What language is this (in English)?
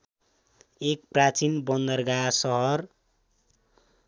Nepali